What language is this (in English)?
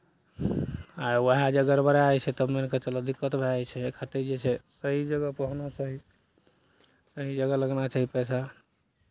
Maithili